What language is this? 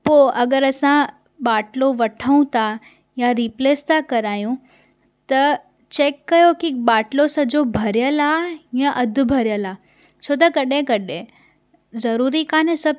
Sindhi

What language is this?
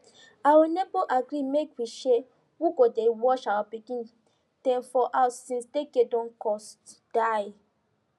Nigerian Pidgin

